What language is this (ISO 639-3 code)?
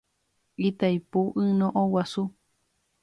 grn